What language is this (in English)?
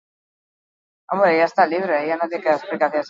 Basque